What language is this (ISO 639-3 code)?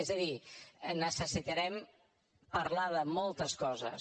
cat